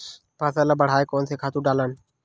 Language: Chhattisgarhi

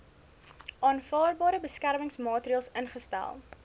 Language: Afrikaans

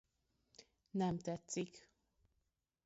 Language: Hungarian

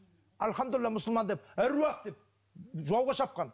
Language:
Kazakh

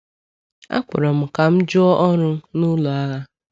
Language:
Igbo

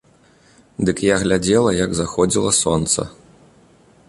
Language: Belarusian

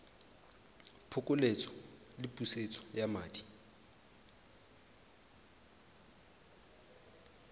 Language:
Tswana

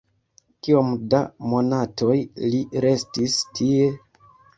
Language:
Esperanto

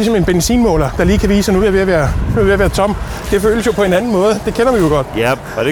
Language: Danish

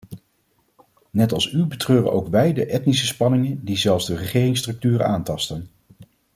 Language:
Dutch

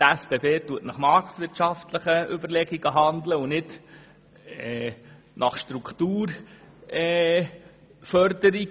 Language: Swiss German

